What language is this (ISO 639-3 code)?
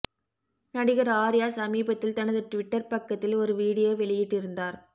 tam